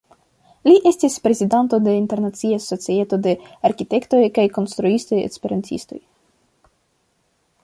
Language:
Esperanto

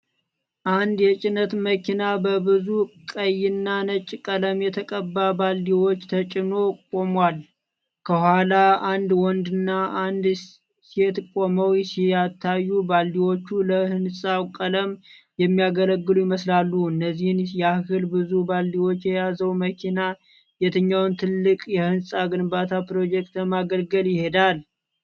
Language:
Amharic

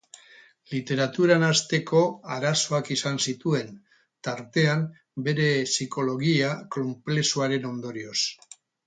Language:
Basque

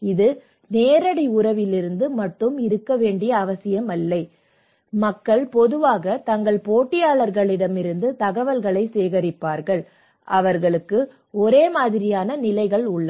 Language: Tamil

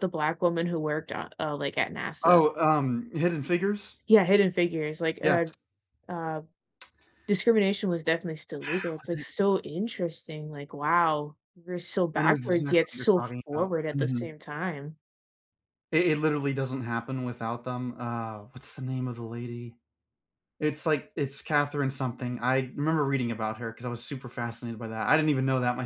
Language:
English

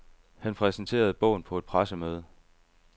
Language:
Danish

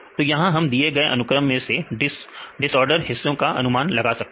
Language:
Hindi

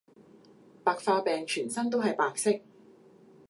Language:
Cantonese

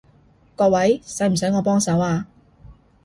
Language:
Cantonese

